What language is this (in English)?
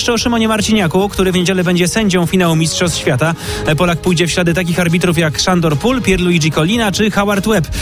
Polish